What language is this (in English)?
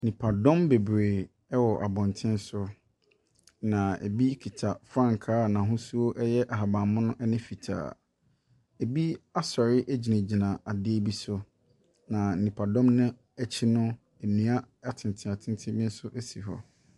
Akan